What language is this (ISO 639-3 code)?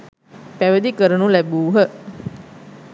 sin